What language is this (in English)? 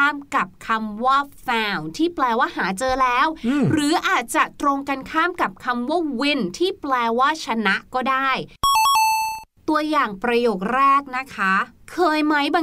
Thai